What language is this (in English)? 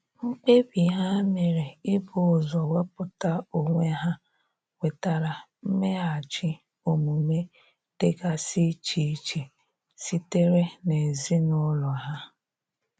Igbo